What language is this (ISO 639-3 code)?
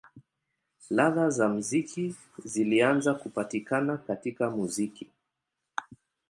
swa